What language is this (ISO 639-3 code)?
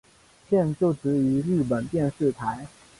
zho